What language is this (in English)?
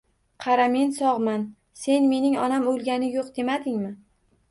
Uzbek